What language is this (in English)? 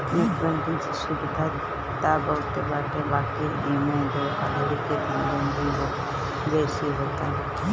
Bhojpuri